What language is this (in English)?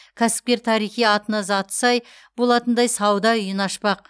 Kazakh